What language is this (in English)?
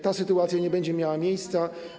Polish